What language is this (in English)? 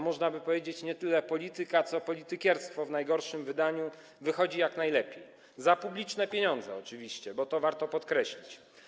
Polish